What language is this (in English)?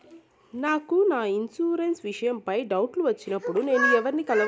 Telugu